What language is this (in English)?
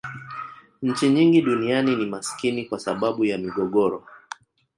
Swahili